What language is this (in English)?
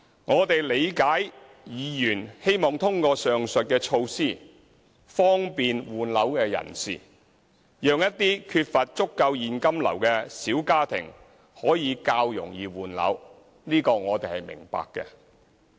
Cantonese